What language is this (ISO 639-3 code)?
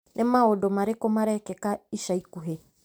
kik